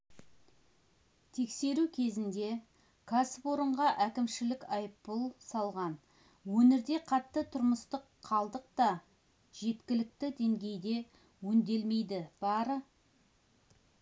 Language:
Kazakh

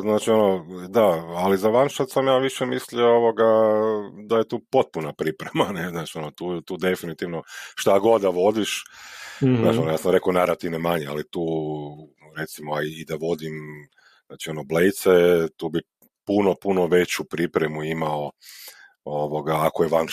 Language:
Croatian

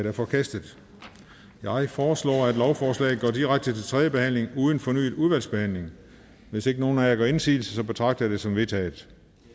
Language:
Danish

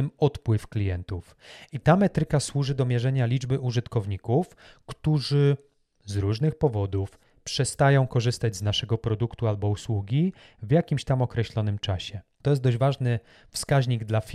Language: Polish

